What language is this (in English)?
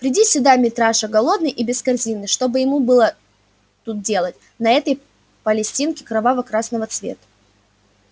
Russian